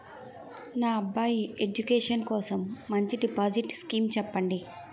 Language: Telugu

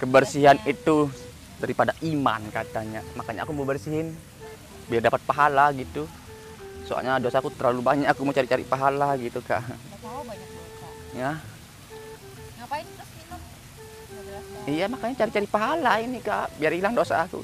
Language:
Indonesian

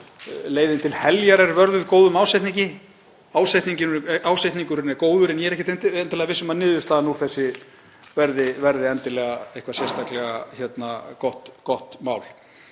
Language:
Icelandic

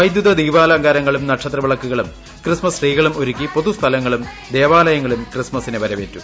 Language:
Malayalam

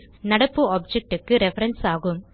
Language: Tamil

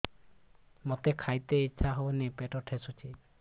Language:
Odia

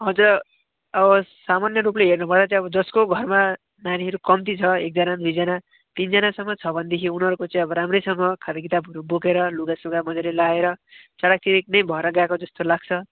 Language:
Nepali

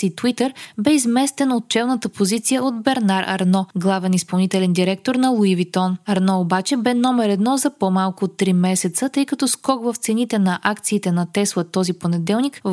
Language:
Bulgarian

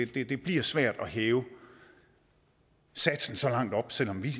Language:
Danish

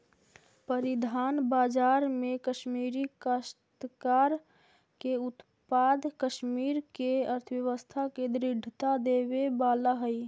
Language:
Magahi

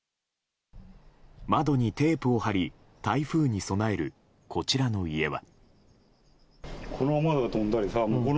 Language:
Japanese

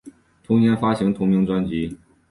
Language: Chinese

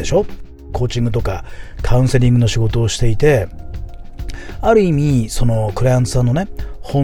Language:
Japanese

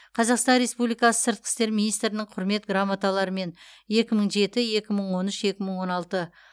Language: Kazakh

